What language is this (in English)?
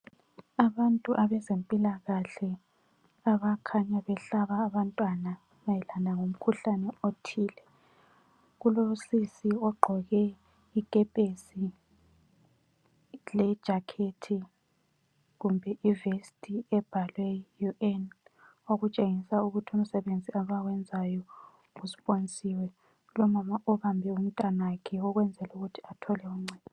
North Ndebele